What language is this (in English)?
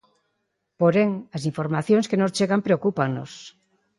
Galician